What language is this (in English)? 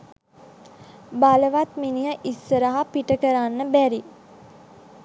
Sinhala